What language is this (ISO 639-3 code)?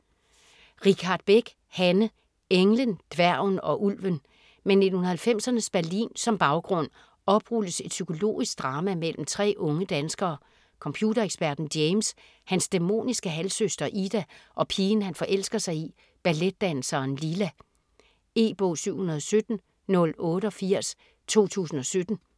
dan